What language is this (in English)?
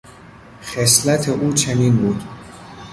Persian